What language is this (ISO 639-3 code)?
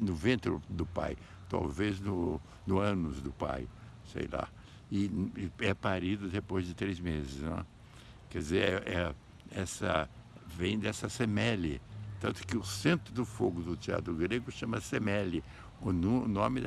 por